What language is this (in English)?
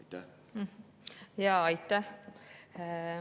Estonian